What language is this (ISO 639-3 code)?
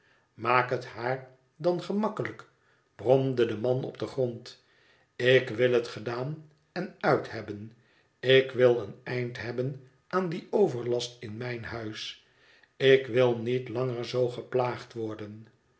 nld